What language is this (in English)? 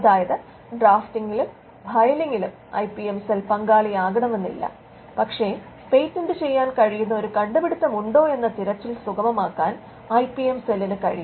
Malayalam